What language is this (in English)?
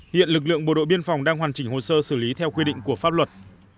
Vietnamese